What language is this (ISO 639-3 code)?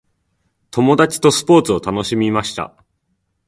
jpn